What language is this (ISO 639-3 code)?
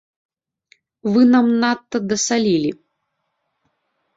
bel